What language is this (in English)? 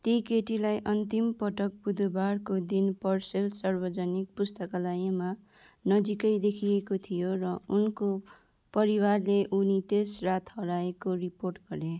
Nepali